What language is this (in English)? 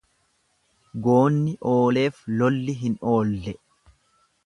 Oromo